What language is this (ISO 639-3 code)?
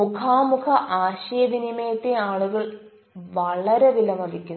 mal